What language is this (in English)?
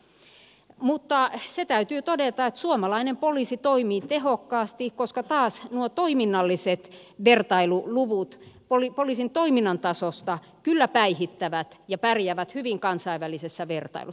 Finnish